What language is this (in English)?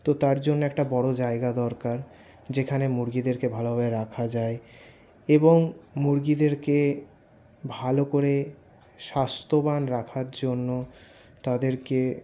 Bangla